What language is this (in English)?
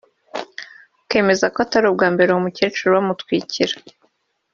Kinyarwanda